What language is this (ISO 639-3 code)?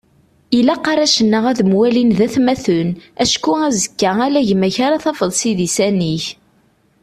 kab